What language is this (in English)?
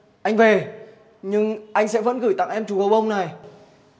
Vietnamese